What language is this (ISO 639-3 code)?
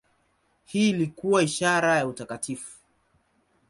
swa